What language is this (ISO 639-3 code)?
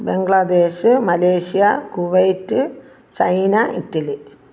mal